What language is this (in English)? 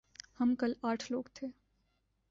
Urdu